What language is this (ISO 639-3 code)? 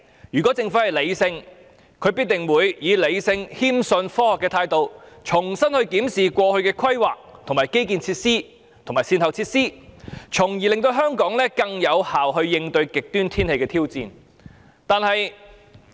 yue